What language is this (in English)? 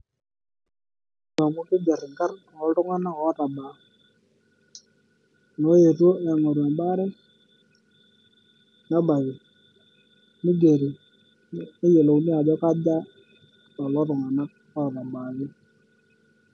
Masai